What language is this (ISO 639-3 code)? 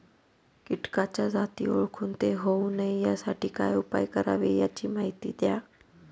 mar